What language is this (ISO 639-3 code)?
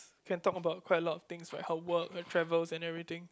eng